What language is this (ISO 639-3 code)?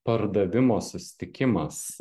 lit